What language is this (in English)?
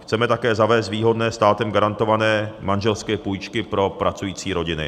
Czech